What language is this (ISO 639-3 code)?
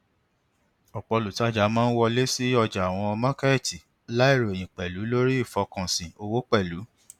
yor